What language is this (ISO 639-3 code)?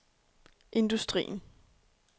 dan